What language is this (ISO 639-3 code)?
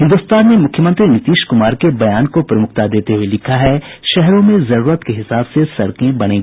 hin